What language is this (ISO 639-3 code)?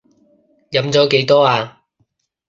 yue